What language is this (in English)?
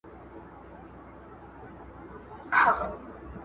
Pashto